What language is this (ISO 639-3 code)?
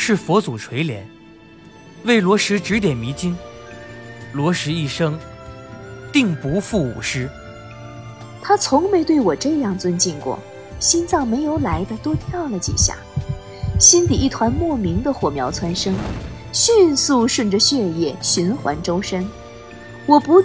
zho